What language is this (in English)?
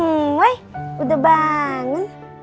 Indonesian